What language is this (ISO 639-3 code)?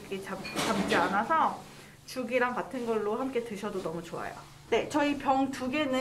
kor